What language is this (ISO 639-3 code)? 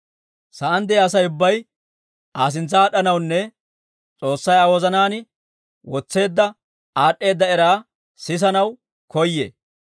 dwr